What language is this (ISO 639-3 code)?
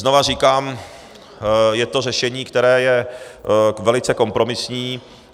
ces